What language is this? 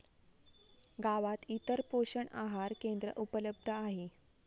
Marathi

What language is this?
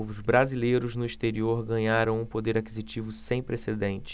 Portuguese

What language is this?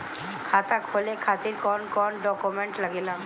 Bhojpuri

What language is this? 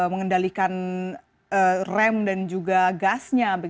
Indonesian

